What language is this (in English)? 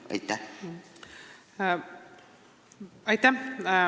Estonian